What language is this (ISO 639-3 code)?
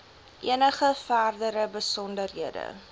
afr